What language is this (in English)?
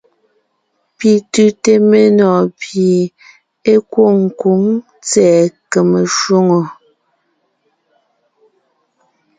Ngiemboon